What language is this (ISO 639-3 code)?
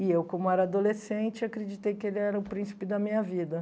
por